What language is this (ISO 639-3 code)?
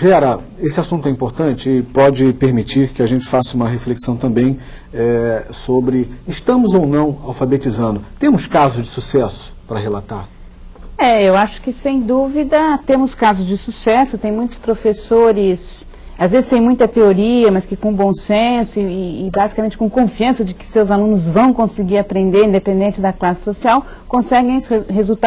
por